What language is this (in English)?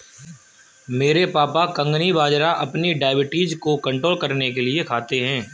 Hindi